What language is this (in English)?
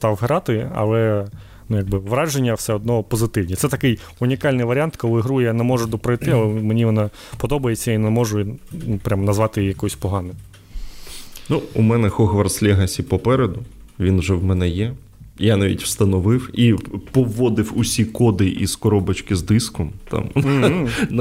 Ukrainian